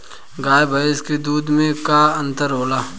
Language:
Bhojpuri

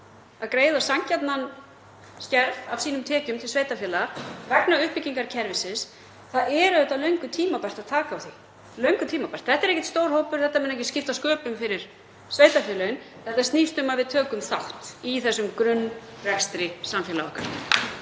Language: Icelandic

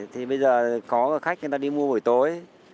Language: Vietnamese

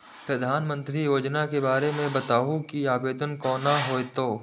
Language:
Maithili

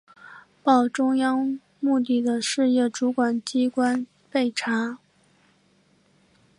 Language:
Chinese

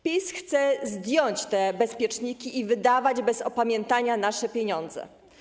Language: Polish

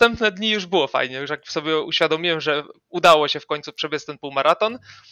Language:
Polish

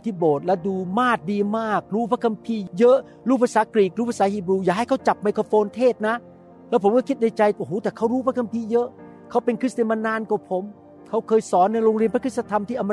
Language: Thai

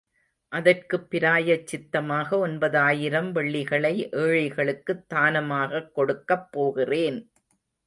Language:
Tamil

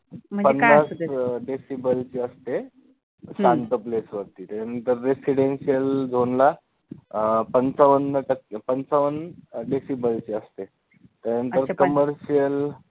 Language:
Marathi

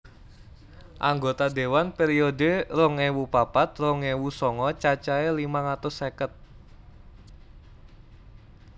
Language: Javanese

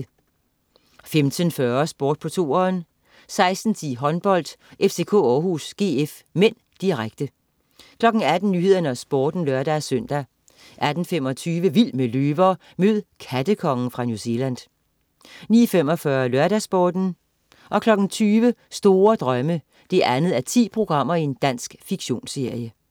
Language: Danish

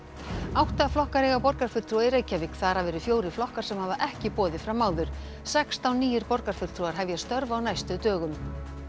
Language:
Icelandic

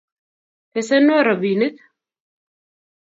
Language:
Kalenjin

